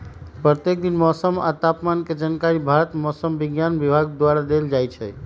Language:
Magahi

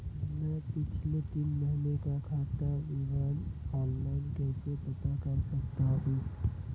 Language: Hindi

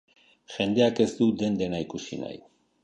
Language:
Basque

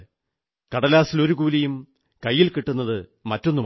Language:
Malayalam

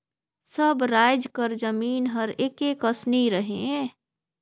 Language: Chhattisgarhi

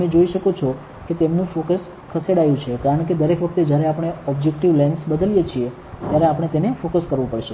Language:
Gujarati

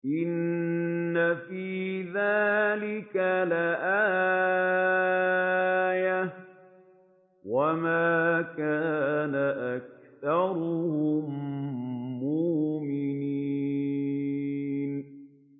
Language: Arabic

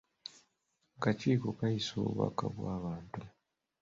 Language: Ganda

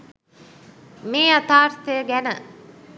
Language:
Sinhala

